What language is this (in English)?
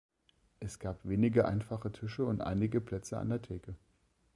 German